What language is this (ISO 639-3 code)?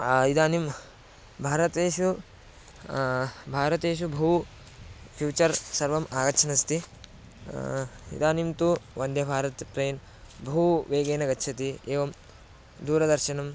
san